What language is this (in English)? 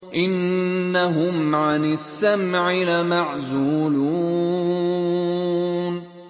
Arabic